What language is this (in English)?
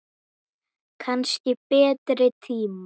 Icelandic